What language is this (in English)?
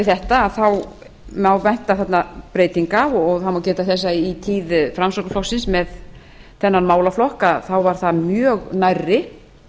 Icelandic